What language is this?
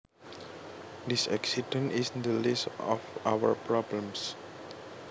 Javanese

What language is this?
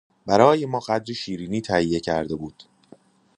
Persian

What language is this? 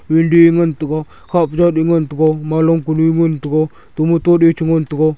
Wancho Naga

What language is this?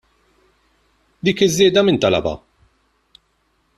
Maltese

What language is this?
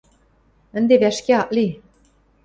Western Mari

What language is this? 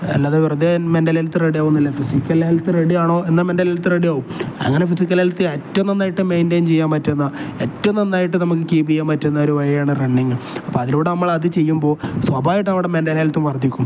Malayalam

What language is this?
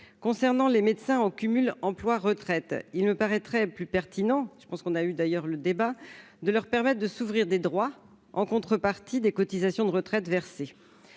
French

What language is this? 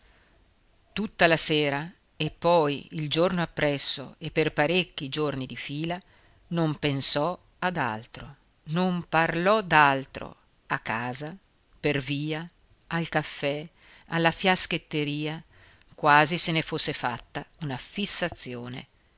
Italian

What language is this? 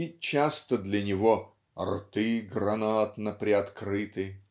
Russian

